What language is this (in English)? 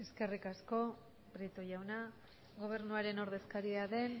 Basque